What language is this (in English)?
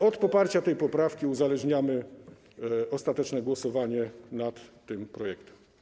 Polish